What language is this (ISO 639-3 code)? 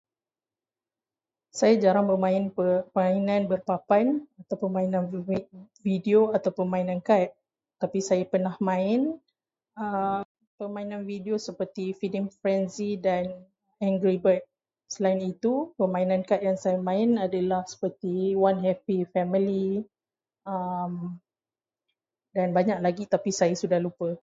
msa